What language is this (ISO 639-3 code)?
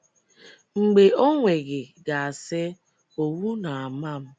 ibo